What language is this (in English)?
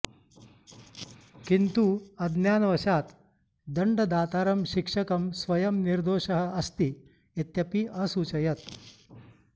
Sanskrit